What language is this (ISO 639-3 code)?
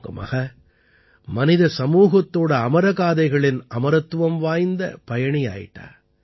tam